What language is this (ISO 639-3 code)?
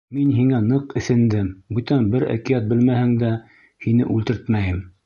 bak